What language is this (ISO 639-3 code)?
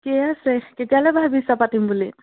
asm